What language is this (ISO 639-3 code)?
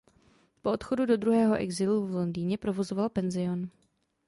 ces